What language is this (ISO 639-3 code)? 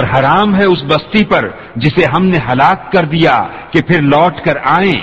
urd